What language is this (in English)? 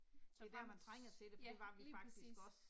Danish